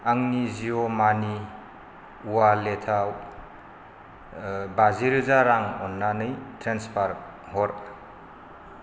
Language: Bodo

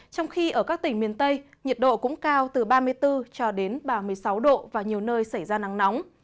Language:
Vietnamese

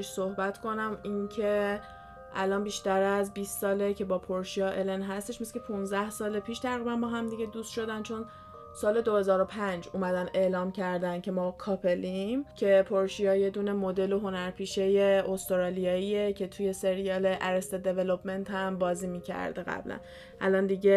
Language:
Persian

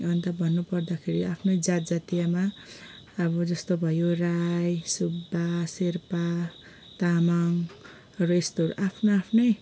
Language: Nepali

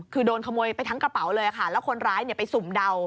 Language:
Thai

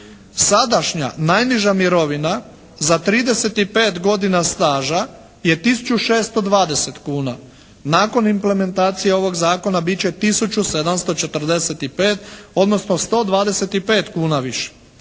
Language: Croatian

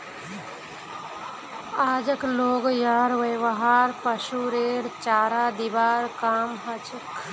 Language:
Magahi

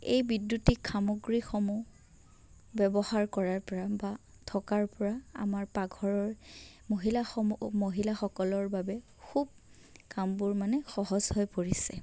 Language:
Assamese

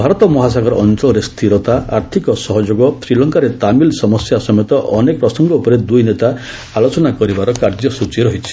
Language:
Odia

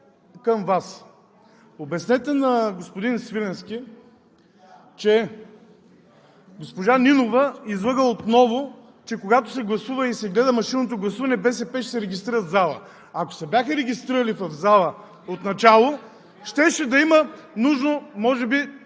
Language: Bulgarian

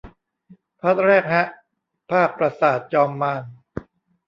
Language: Thai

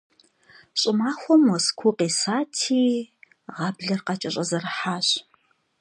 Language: Kabardian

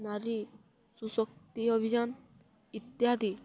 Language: Odia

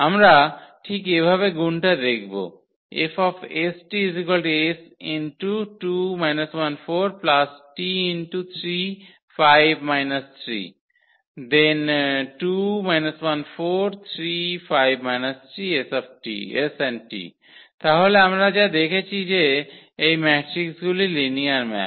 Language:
Bangla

